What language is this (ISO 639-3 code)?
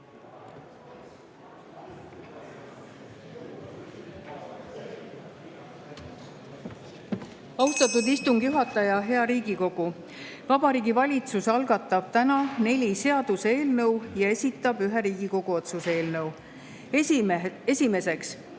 est